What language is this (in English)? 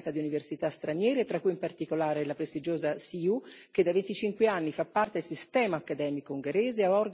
Italian